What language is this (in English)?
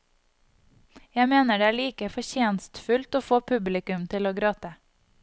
Norwegian